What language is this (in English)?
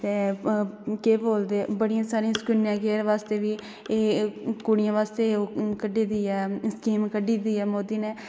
Dogri